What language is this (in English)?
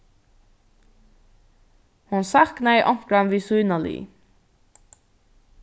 Faroese